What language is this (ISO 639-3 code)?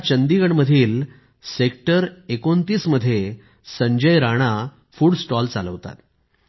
mar